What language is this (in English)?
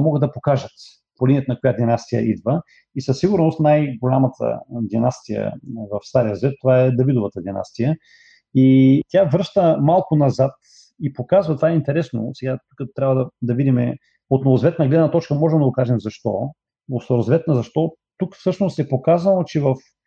Bulgarian